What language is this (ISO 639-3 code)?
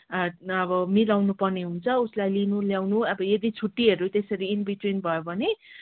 nep